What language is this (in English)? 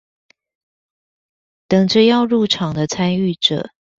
Chinese